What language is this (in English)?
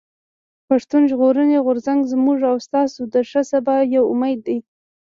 Pashto